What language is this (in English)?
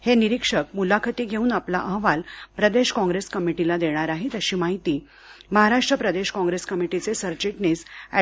Marathi